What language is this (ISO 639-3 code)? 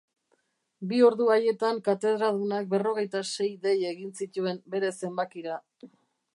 eus